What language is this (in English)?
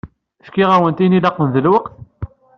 Kabyle